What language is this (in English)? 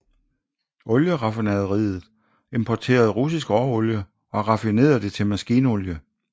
Danish